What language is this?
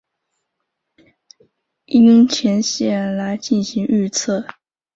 Chinese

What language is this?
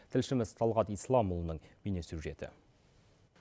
Kazakh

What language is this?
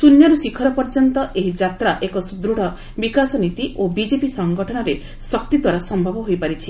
Odia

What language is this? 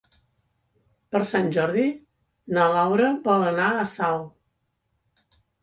Catalan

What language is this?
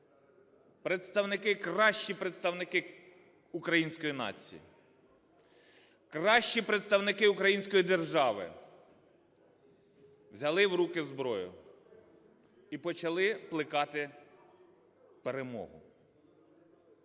Ukrainian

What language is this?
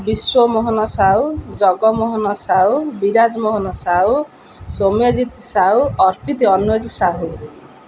Odia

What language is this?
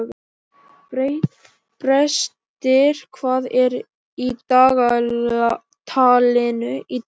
Icelandic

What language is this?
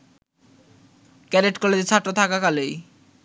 Bangla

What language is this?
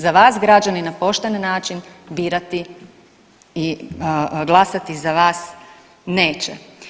Croatian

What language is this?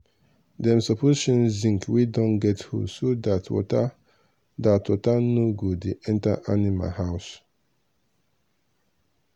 Nigerian Pidgin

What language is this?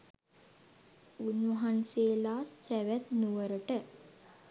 Sinhala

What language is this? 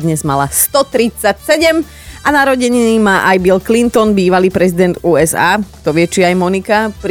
Slovak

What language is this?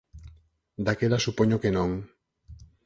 Galician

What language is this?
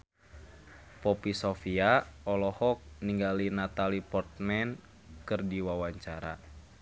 Sundanese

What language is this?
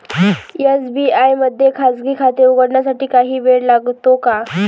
Marathi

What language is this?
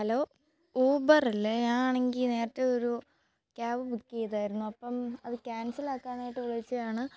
Malayalam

